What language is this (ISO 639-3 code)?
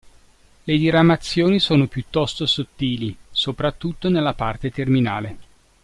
ita